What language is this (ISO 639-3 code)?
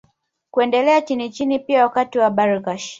swa